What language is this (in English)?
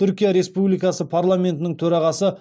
Kazakh